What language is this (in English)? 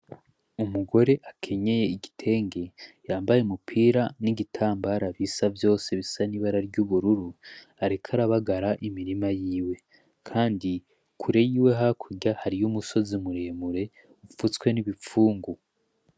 Rundi